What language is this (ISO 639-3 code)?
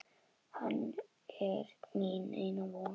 isl